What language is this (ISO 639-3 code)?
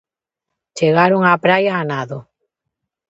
glg